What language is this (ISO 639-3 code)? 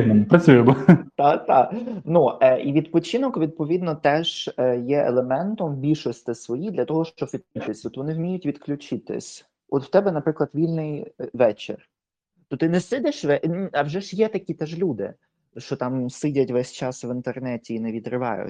ukr